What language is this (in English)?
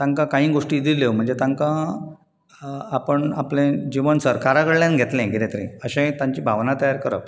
Konkani